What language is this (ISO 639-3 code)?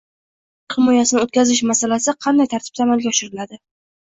uzb